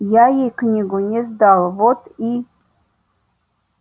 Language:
Russian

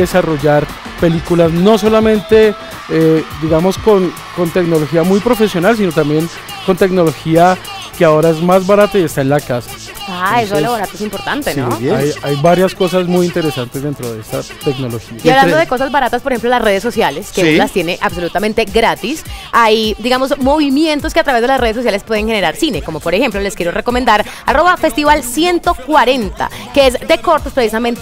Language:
Spanish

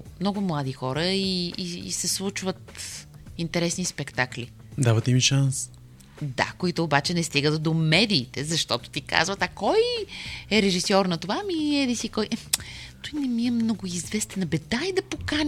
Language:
Bulgarian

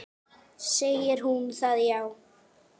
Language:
Icelandic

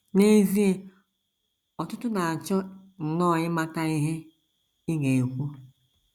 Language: Igbo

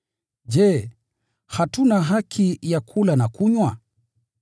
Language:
Swahili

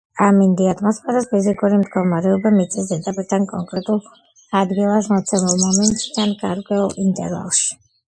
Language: Georgian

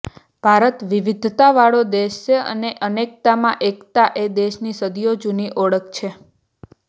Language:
Gujarati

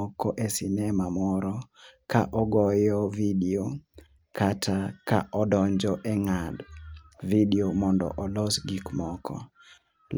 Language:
Luo (Kenya and Tanzania)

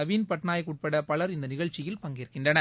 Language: Tamil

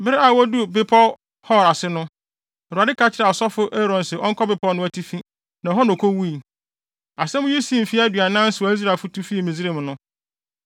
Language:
Akan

